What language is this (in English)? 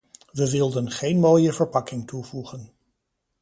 Dutch